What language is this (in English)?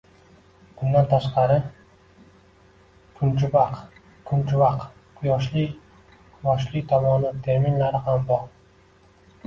Uzbek